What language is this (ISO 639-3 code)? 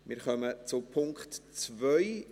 gsw